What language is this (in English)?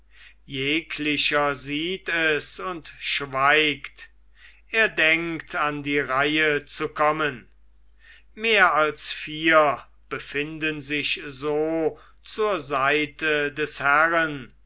German